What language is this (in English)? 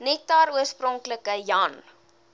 Afrikaans